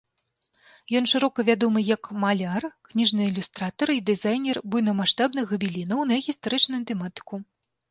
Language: Belarusian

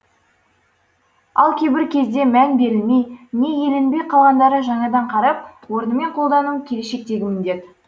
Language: Kazakh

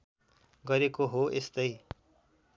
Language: Nepali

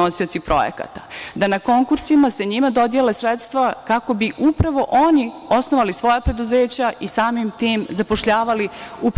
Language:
Serbian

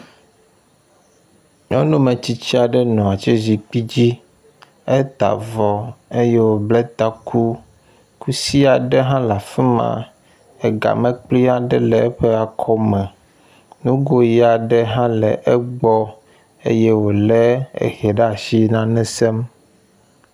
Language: Ewe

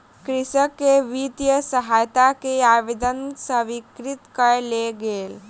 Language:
Maithili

